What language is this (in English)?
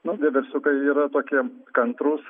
Lithuanian